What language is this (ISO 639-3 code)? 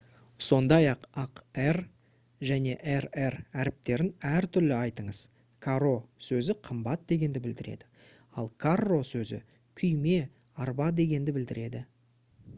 kaz